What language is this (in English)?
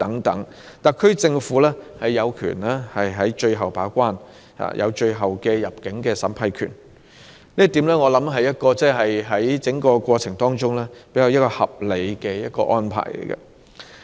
Cantonese